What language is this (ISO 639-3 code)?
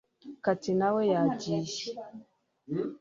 kin